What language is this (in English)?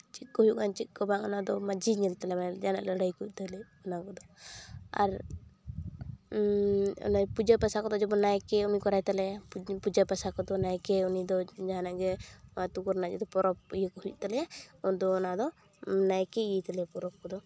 Santali